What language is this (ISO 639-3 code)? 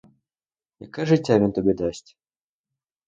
ukr